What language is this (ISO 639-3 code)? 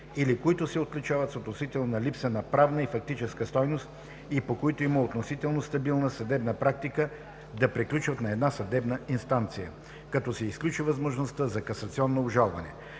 bul